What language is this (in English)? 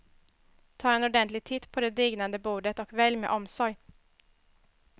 Swedish